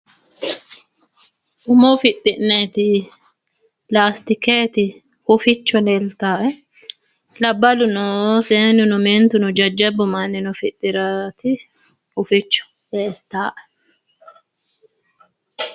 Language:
Sidamo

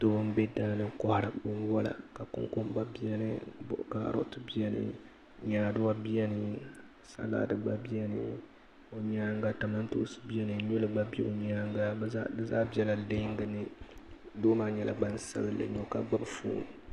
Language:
Dagbani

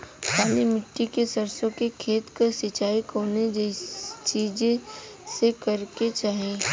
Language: Bhojpuri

